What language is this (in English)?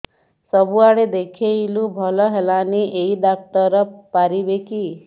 Odia